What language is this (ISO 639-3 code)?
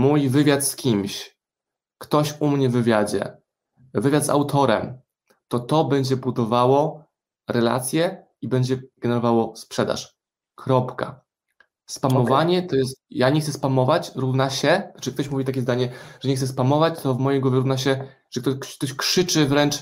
pol